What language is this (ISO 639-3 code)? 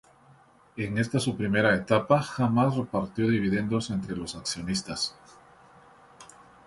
spa